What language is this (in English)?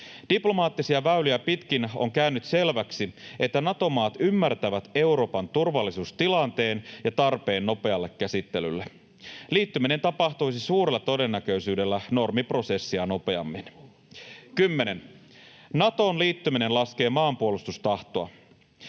Finnish